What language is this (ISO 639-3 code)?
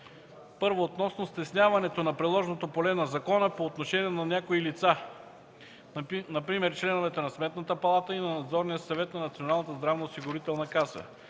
bul